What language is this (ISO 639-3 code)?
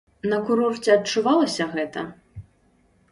bel